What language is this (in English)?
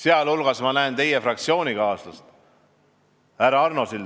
Estonian